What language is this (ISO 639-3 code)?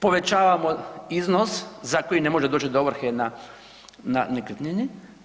hrv